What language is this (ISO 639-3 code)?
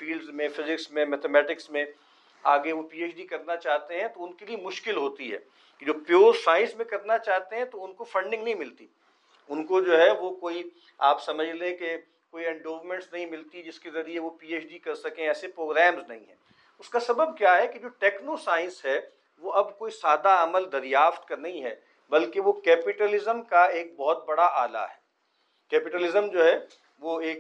urd